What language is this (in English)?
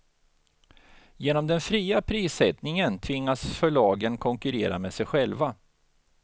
Swedish